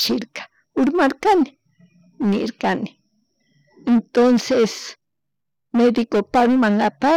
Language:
Chimborazo Highland Quichua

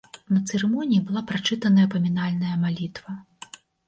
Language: Belarusian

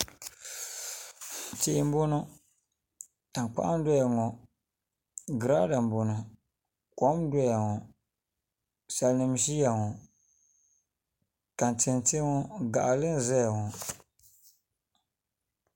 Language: Dagbani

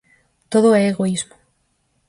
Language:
Galician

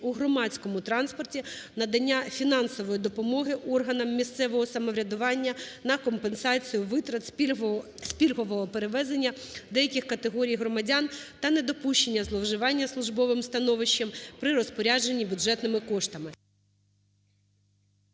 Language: Ukrainian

